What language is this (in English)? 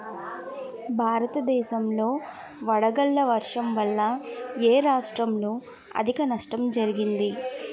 Telugu